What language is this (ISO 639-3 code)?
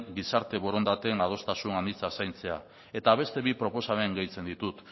eus